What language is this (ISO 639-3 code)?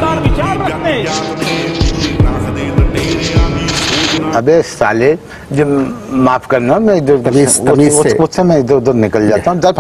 hin